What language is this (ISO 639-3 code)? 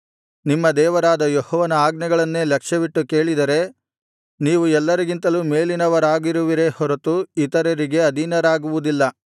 kan